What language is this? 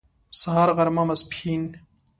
Pashto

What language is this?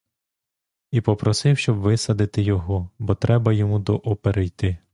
Ukrainian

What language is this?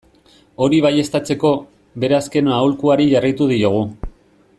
Basque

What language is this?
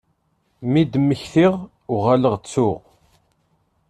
Kabyle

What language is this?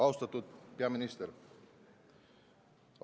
Estonian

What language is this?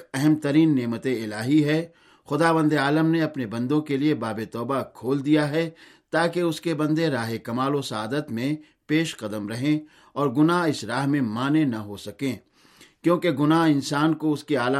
Urdu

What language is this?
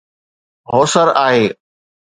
Sindhi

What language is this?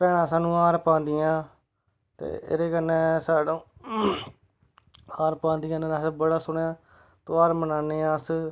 Dogri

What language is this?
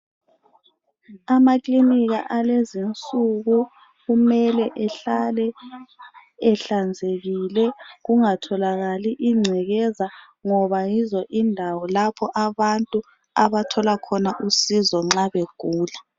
North Ndebele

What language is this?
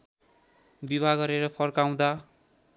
Nepali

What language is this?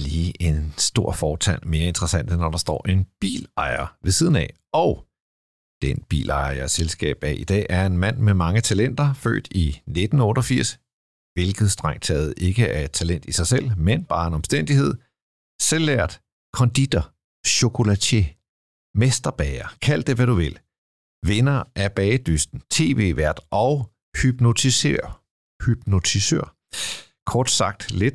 Danish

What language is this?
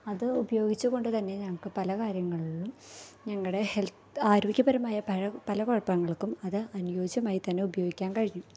Malayalam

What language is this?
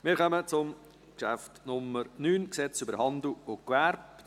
Swiss German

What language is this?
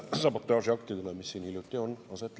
Estonian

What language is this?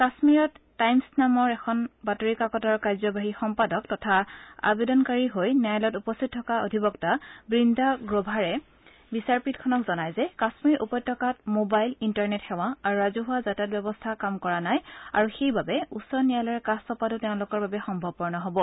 Assamese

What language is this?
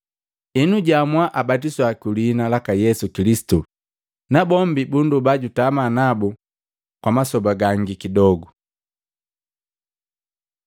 Matengo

